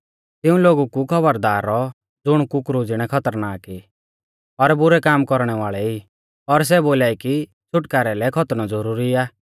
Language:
Mahasu Pahari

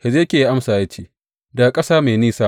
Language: Hausa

